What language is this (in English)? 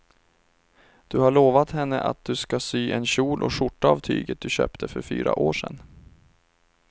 Swedish